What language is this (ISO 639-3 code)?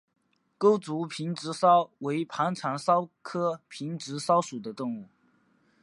zho